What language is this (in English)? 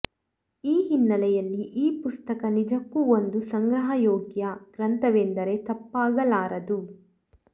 Kannada